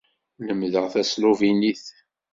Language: Kabyle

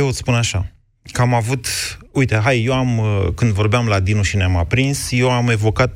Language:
Romanian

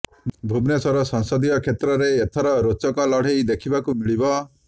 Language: Odia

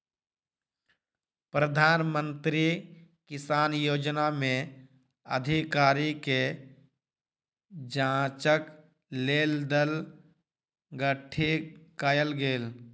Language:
Maithili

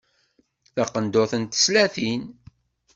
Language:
Kabyle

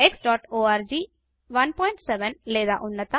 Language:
Telugu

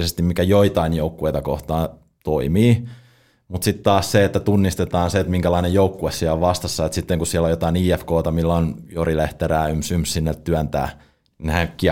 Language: Finnish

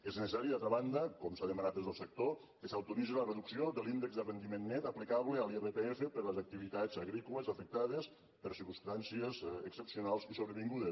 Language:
Catalan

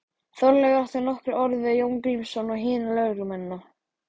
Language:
Icelandic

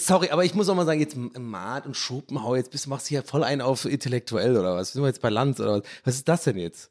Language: German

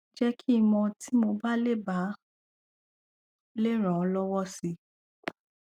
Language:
Yoruba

